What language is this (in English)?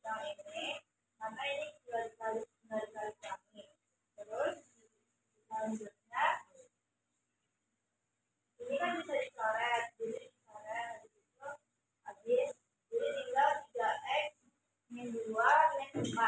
Indonesian